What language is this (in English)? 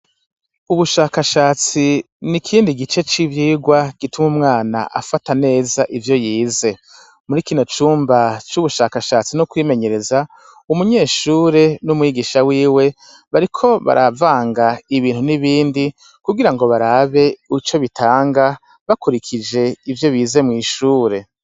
Rundi